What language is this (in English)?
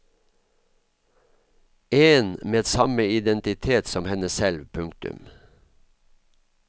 Norwegian